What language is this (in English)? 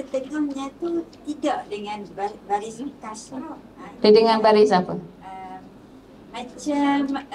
Malay